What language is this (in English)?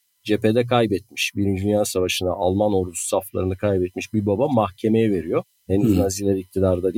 Turkish